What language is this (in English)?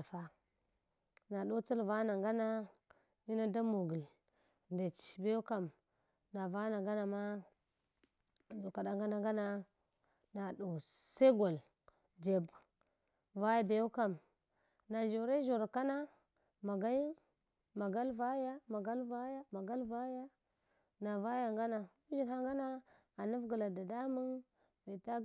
Hwana